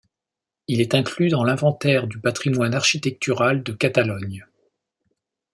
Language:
French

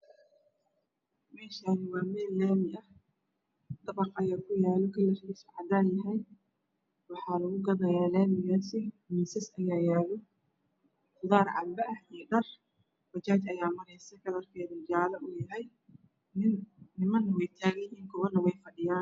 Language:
Somali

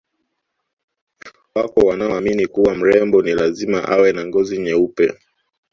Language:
Swahili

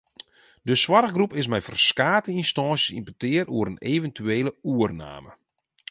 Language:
Western Frisian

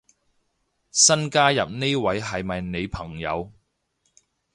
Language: Cantonese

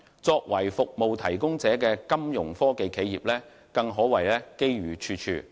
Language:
Cantonese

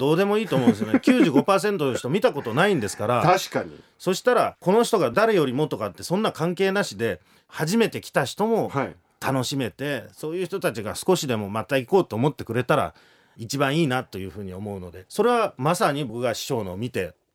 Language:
Japanese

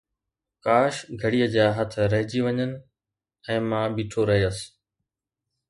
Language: Sindhi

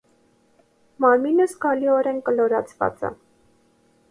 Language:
Armenian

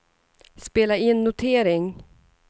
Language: Swedish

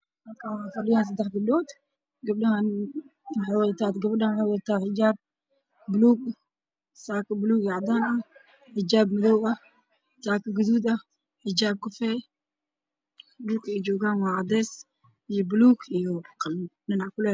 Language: Somali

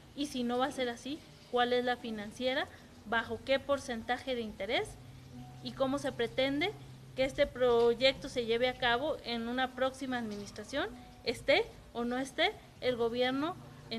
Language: Spanish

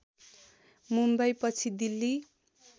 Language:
Nepali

